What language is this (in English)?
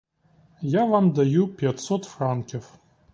Ukrainian